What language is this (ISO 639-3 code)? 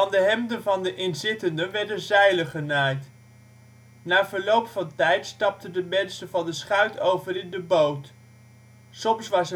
nld